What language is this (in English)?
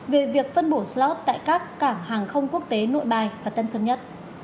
Vietnamese